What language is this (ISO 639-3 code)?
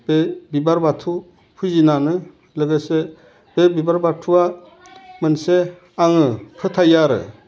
brx